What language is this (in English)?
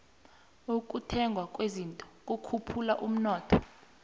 South Ndebele